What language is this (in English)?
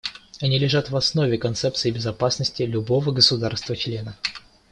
Russian